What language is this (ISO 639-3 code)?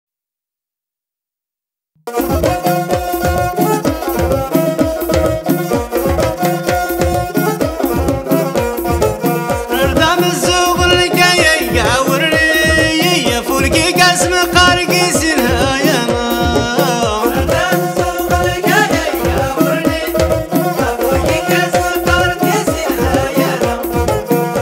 ara